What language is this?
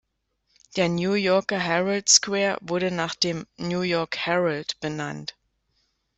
German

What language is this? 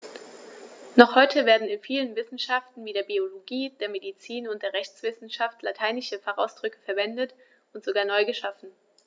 German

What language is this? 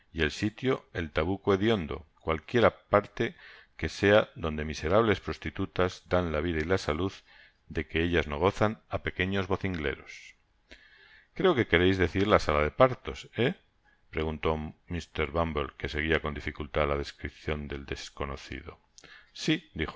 Spanish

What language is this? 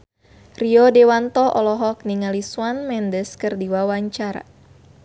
Sundanese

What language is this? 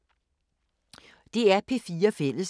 Danish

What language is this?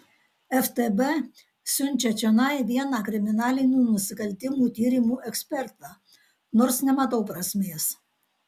Lithuanian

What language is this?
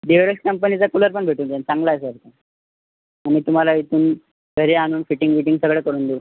Marathi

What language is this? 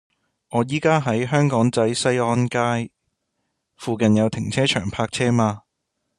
Cantonese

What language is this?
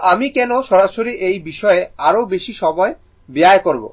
Bangla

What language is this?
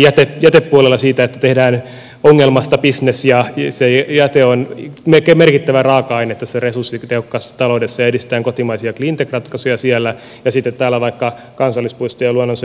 Finnish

